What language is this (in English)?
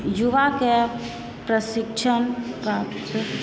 Maithili